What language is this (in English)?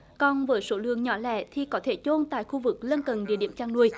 Vietnamese